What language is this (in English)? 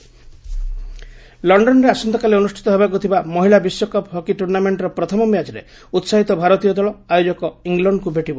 Odia